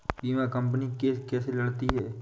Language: Hindi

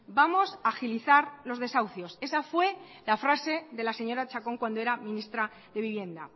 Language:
Spanish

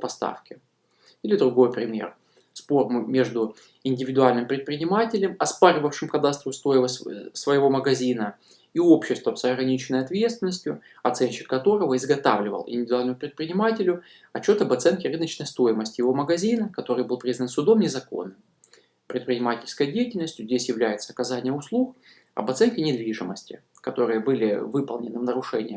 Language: Russian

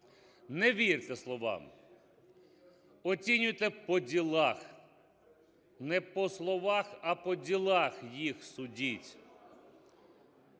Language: Ukrainian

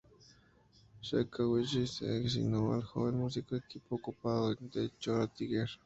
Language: Spanish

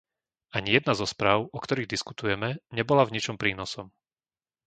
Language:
Slovak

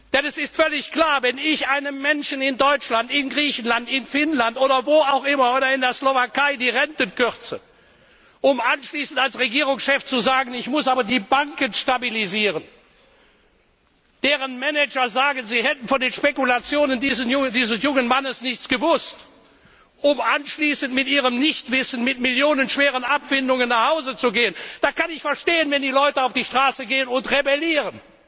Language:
German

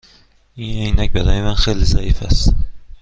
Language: Persian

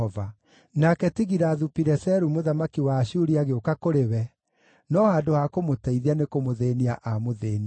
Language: Kikuyu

